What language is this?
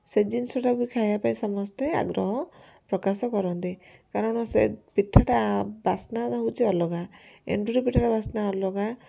Odia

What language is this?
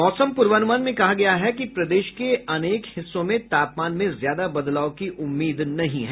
Hindi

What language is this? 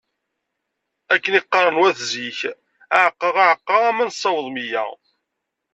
Kabyle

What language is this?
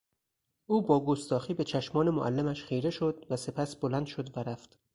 Persian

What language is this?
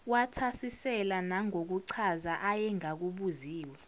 Zulu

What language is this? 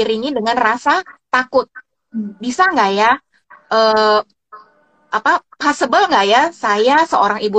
Indonesian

